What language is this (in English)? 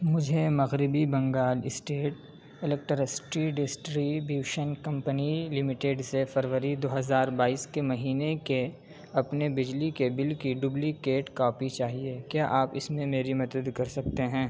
Urdu